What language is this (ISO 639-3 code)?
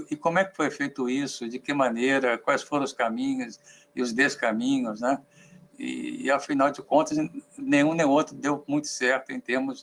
por